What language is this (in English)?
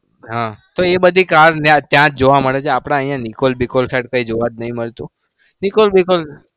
Gujarati